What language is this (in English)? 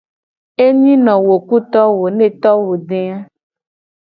Gen